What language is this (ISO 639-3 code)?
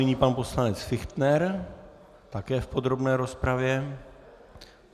ces